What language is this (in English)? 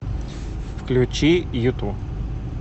Russian